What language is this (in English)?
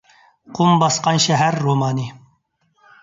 Uyghur